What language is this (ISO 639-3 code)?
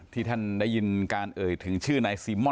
tha